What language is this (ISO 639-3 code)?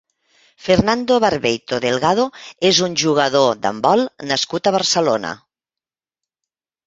cat